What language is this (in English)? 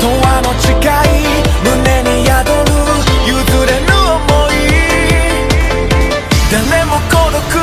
Romanian